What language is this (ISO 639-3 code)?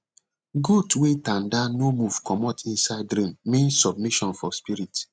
pcm